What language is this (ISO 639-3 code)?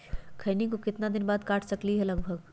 mag